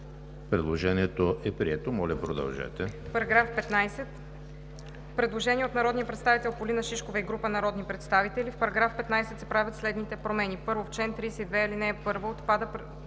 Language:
Bulgarian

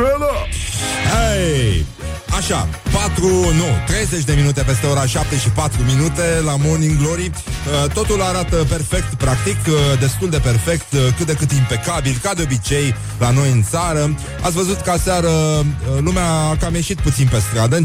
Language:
Romanian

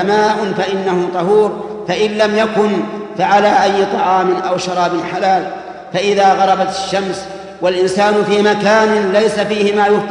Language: Arabic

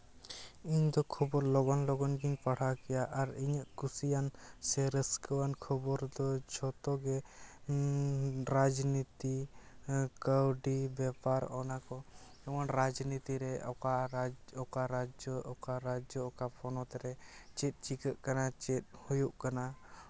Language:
Santali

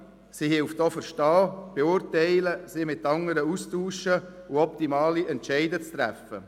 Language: Swiss German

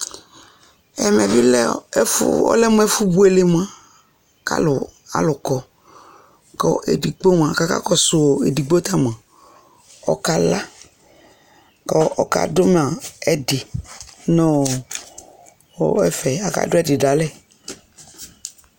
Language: Ikposo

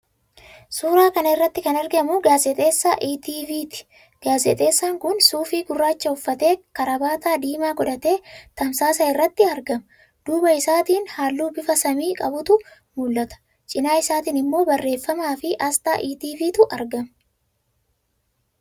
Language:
Oromo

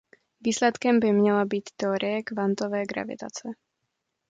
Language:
Czech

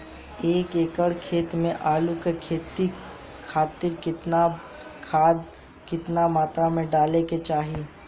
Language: Bhojpuri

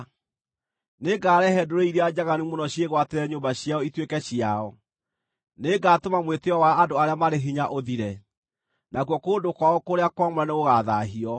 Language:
Kikuyu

